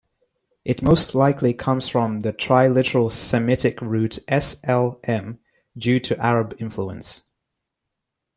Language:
English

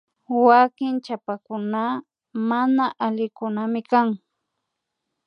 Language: Imbabura Highland Quichua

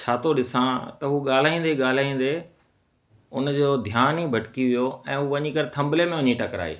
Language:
Sindhi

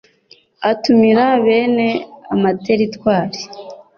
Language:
Kinyarwanda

